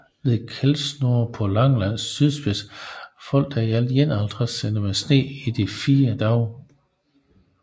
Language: Danish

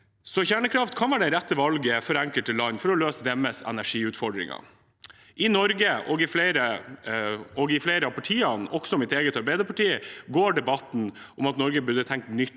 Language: Norwegian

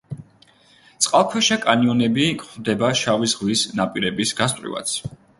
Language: Georgian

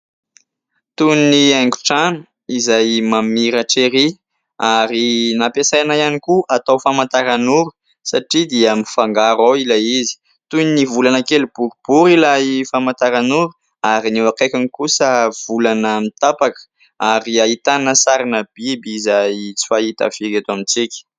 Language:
Malagasy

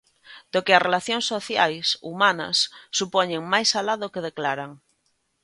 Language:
Galician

